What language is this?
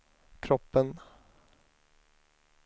Swedish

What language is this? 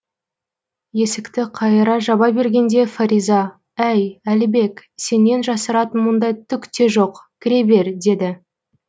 Kazakh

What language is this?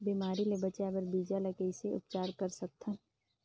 Chhattisgarhi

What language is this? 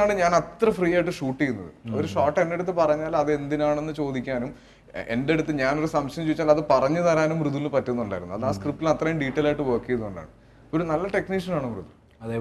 Malayalam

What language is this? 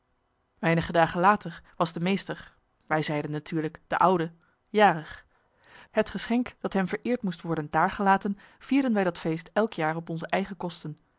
Dutch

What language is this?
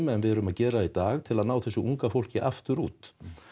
Icelandic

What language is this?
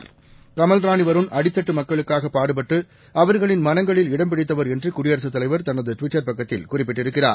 Tamil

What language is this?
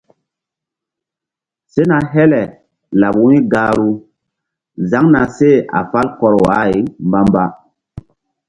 Mbum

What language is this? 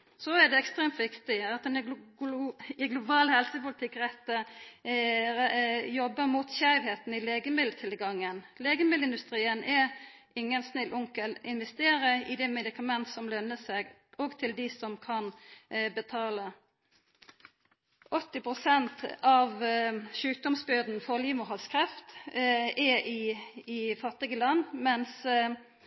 Norwegian Nynorsk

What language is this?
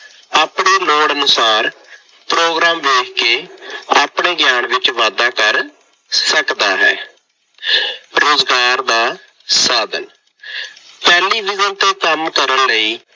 Punjabi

